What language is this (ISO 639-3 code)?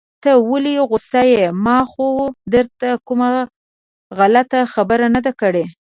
pus